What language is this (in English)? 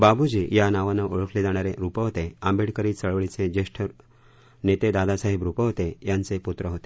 Marathi